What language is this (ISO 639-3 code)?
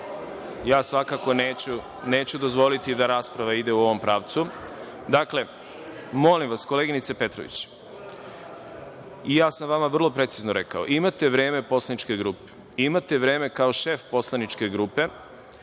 srp